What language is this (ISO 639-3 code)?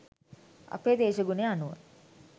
sin